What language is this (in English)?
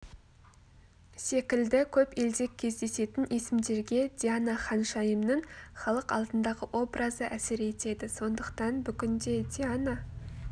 Kazakh